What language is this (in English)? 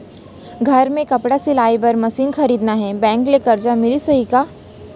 Chhattisgarhi